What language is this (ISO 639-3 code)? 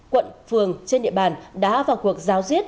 vie